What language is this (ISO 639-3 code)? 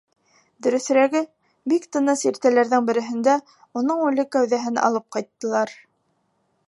bak